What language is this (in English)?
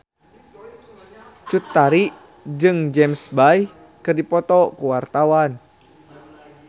Sundanese